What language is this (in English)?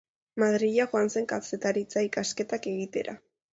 Basque